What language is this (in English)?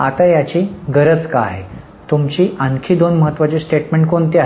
Marathi